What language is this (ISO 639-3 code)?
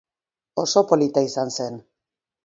eus